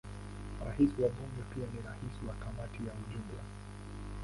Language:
Swahili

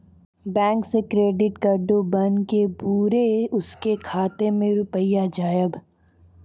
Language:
Maithili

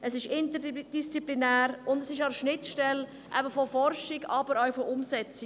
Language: Swiss German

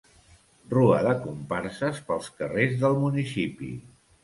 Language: Catalan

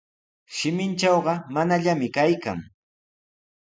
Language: Sihuas Ancash Quechua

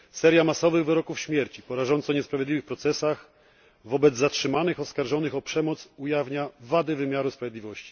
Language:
Polish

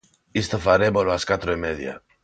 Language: Galician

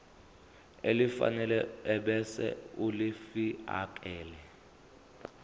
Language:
Zulu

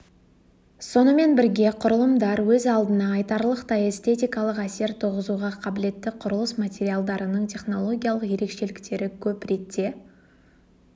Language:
Kazakh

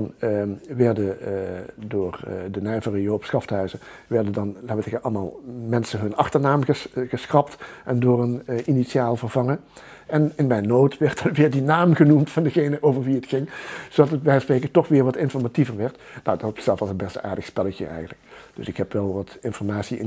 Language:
Dutch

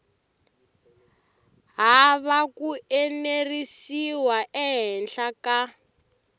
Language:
Tsonga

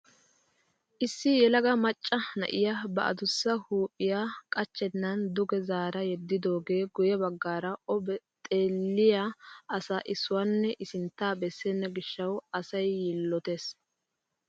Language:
Wolaytta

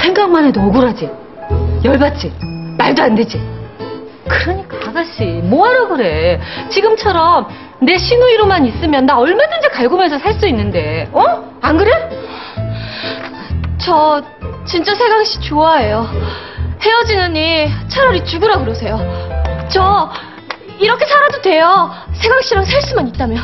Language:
Korean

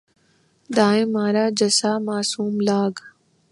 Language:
Urdu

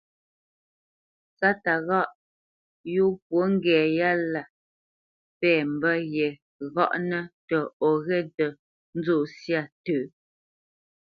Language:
Bamenyam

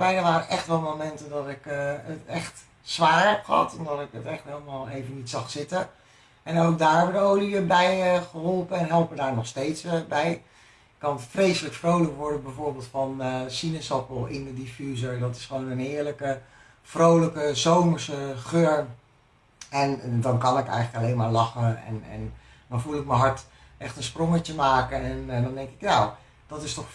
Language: Dutch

